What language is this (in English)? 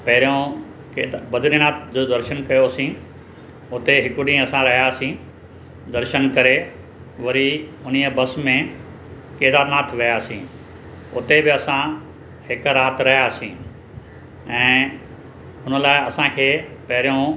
Sindhi